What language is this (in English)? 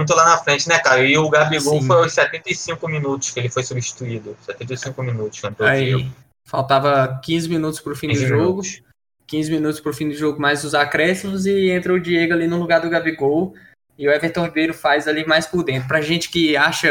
Portuguese